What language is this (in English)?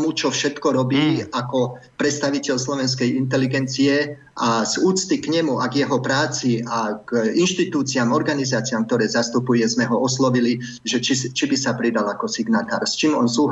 Slovak